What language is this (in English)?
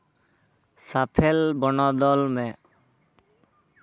Santali